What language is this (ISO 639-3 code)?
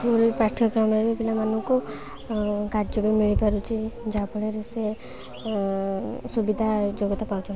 ori